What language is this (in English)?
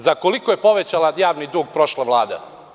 Serbian